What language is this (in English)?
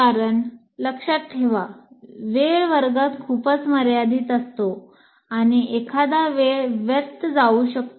Marathi